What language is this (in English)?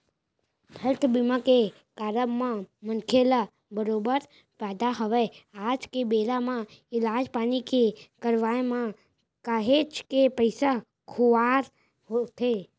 Chhattisgarhi